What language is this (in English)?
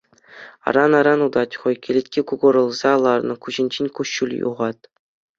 Chuvash